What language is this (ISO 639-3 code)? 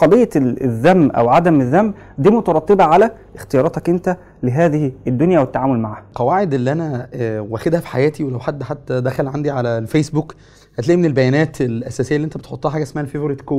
ara